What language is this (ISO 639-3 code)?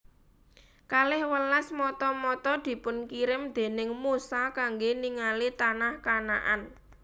jav